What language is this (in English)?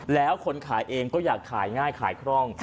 Thai